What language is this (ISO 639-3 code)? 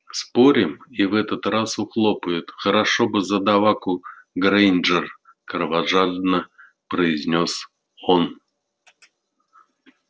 rus